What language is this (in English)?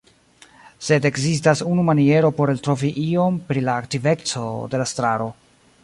Esperanto